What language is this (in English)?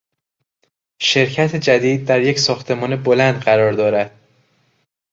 Persian